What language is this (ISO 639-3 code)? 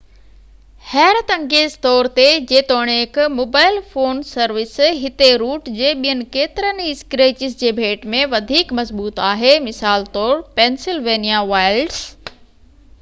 snd